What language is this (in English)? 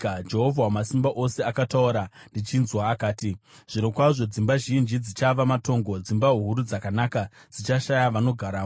Shona